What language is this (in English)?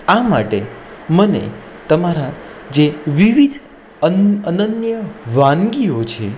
Gujarati